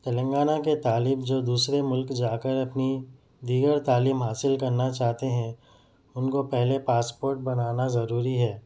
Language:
Urdu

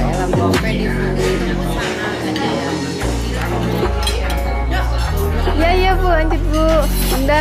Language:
Indonesian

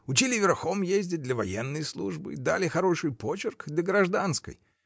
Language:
Russian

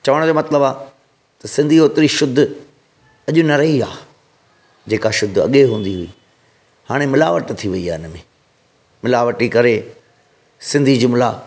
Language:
Sindhi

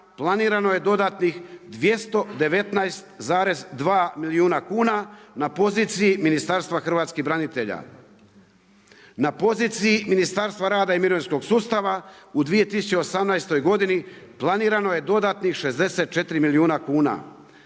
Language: Croatian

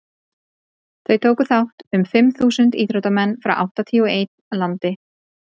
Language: Icelandic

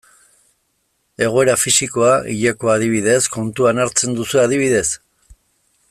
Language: Basque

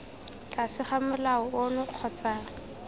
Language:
Tswana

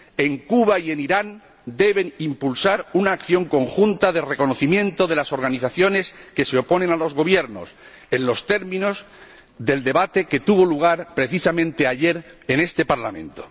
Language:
Spanish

